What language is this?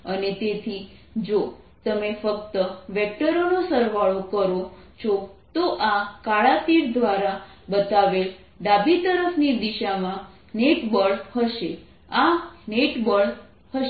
Gujarati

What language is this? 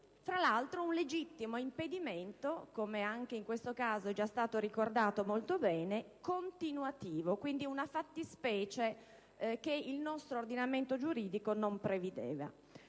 Italian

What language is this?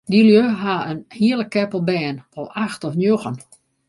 Western Frisian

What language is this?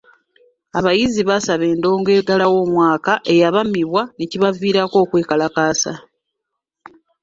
Ganda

